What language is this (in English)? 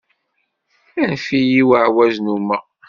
Kabyle